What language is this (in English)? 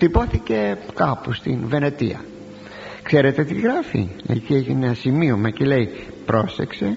Greek